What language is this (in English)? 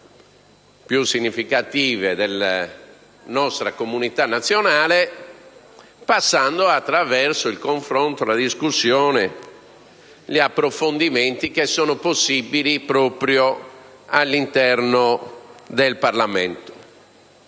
Italian